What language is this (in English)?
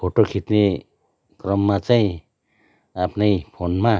Nepali